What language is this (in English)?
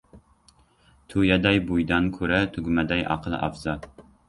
Uzbek